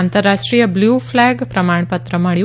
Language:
Gujarati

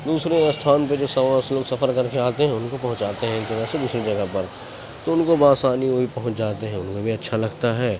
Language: Urdu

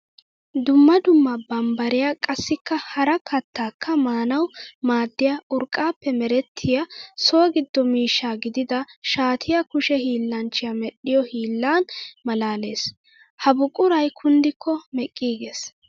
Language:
Wolaytta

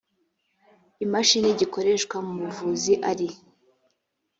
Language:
Kinyarwanda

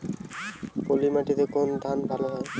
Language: Bangla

